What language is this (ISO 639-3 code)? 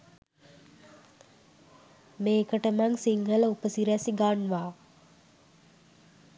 sin